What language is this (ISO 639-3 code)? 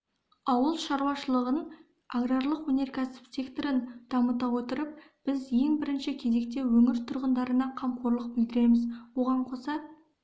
kaz